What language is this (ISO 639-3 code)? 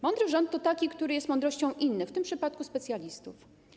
pol